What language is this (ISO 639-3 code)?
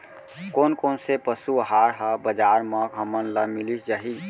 hne